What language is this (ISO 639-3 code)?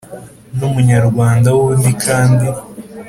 kin